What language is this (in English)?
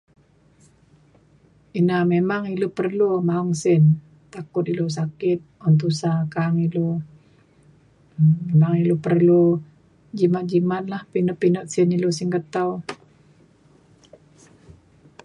Mainstream Kenyah